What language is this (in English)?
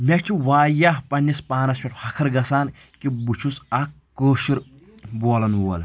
Kashmiri